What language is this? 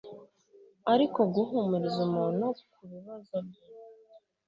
Kinyarwanda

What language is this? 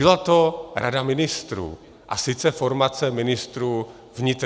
Czech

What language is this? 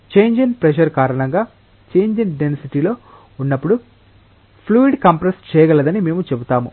Telugu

